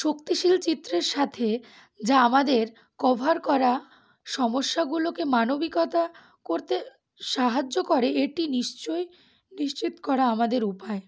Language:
Bangla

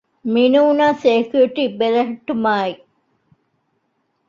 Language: Divehi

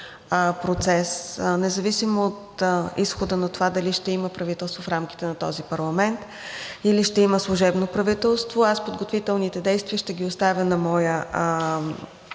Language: Bulgarian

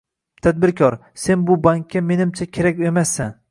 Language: Uzbek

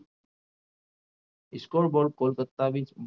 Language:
Gujarati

